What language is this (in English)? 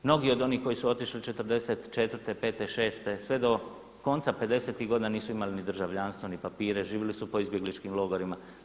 Croatian